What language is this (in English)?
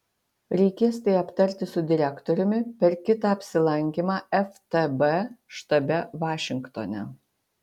Lithuanian